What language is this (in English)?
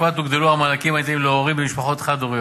Hebrew